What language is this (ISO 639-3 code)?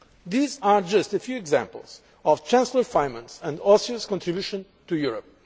eng